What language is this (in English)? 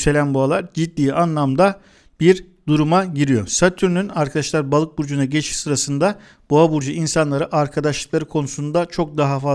Turkish